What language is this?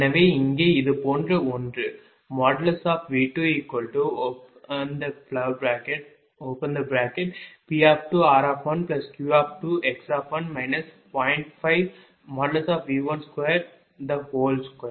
Tamil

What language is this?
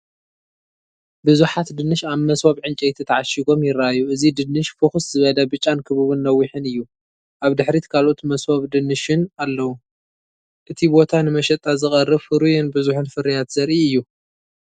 Tigrinya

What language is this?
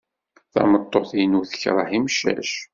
Kabyle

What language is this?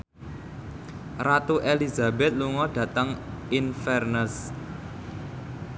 Javanese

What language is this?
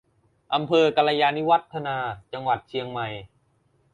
Thai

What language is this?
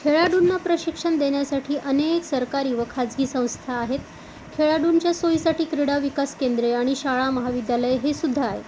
Marathi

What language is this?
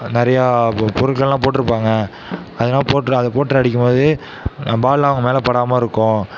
Tamil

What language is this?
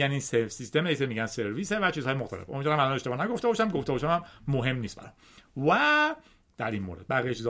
Persian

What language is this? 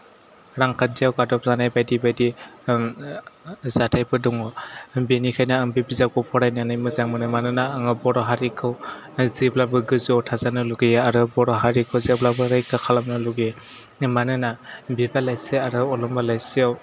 Bodo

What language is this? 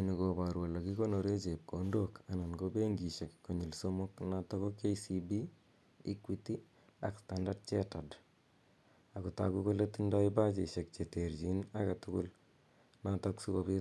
Kalenjin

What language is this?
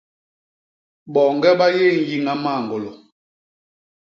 Basaa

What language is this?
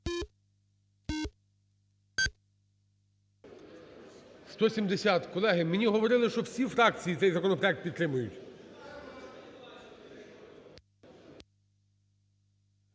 Ukrainian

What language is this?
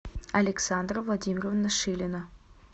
Russian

